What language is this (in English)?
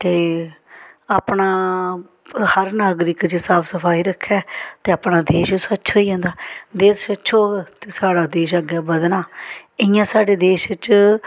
Dogri